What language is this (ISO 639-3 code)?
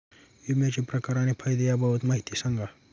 mar